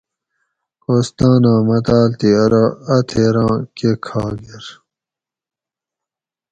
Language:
Gawri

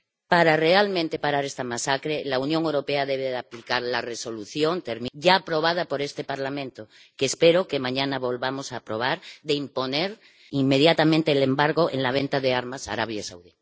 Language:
Spanish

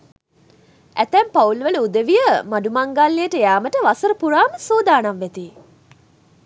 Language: Sinhala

